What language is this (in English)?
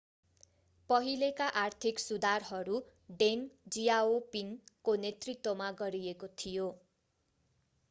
Nepali